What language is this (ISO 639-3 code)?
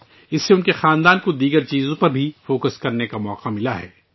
urd